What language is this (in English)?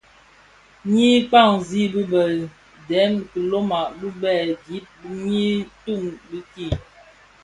Bafia